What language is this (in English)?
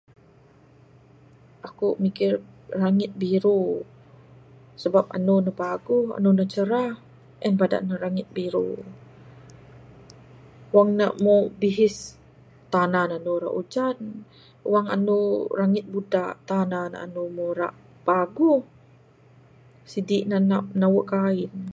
Bukar-Sadung Bidayuh